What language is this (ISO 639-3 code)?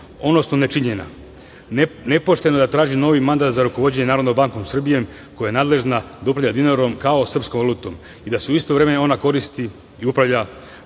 srp